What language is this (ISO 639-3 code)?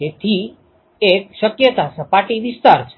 guj